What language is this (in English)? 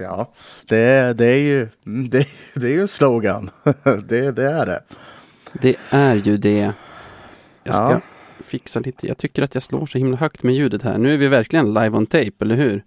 Swedish